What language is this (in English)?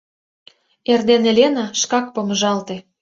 Mari